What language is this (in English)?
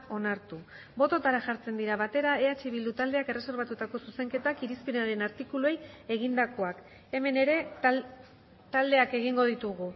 Basque